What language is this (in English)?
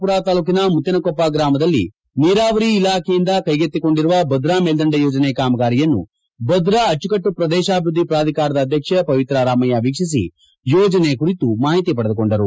Kannada